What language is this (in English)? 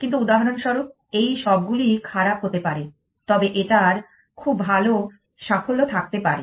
Bangla